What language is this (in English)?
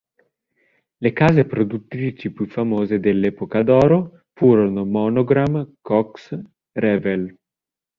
Italian